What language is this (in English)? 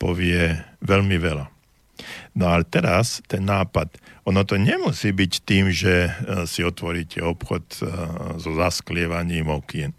Slovak